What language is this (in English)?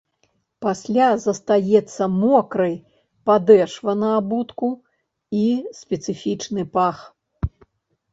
Belarusian